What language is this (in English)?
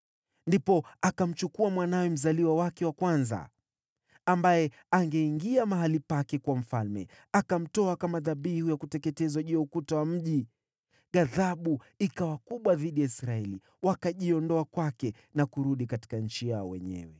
Swahili